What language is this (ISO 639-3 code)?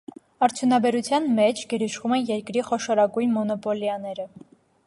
hye